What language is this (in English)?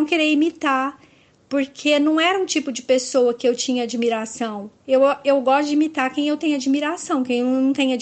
Portuguese